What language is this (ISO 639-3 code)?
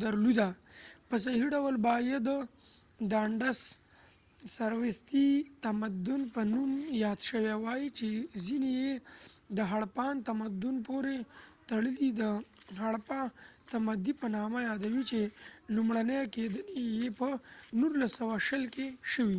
pus